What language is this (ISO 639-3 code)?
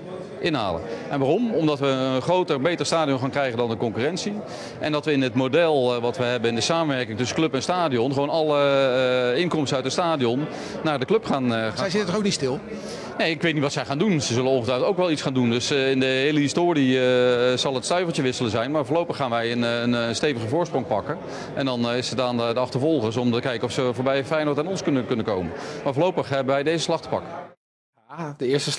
nld